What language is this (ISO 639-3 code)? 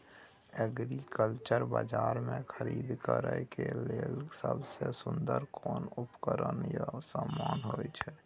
mai